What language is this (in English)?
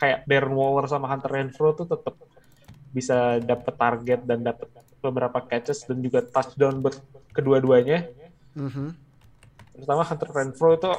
Indonesian